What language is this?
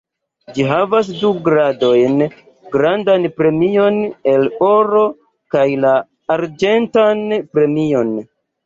Esperanto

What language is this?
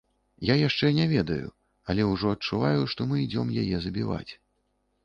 Belarusian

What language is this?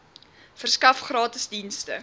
Afrikaans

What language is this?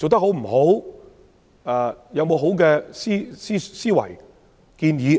Cantonese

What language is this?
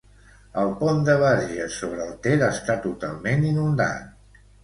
Catalan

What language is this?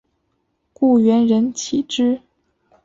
Chinese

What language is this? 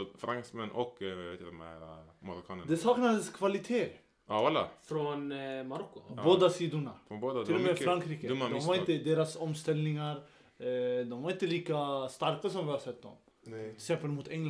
Swedish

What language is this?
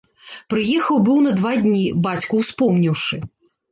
Belarusian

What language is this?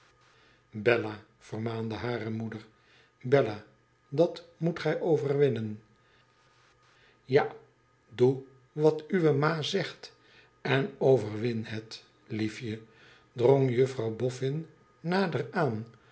Dutch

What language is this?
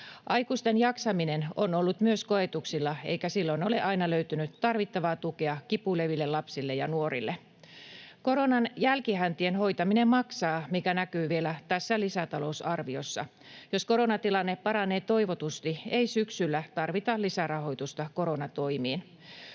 Finnish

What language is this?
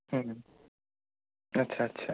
Bangla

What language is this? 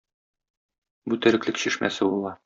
Tatar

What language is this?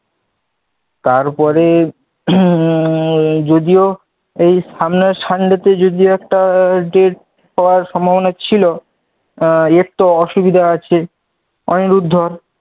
Bangla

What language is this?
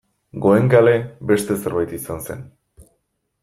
Basque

